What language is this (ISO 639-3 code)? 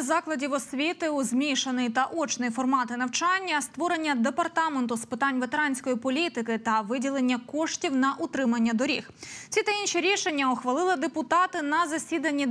ukr